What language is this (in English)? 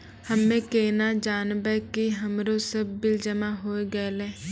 Maithili